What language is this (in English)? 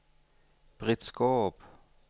Danish